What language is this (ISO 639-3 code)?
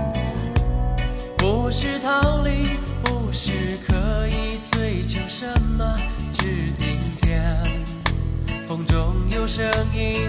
zho